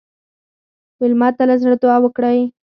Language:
Pashto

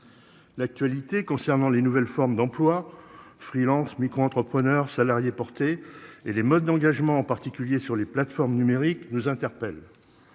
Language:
French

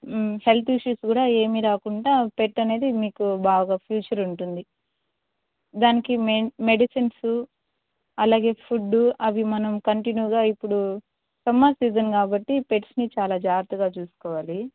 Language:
Telugu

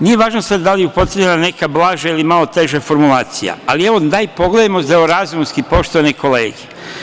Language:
Serbian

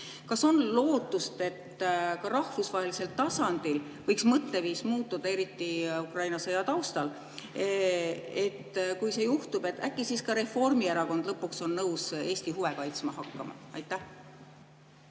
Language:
Estonian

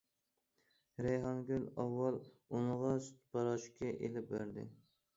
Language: Uyghur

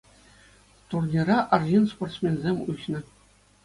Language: Chuvash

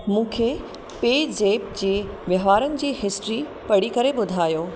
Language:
Sindhi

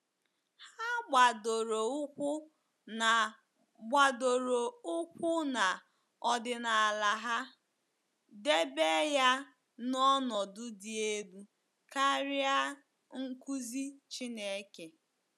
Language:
Igbo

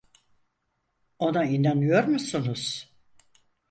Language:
Turkish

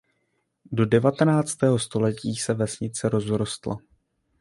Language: Czech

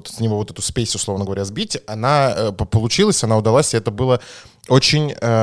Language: Russian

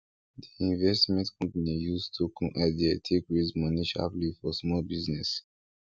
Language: Nigerian Pidgin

